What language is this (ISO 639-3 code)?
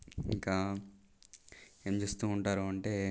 tel